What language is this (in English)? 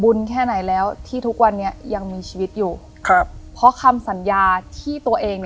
Thai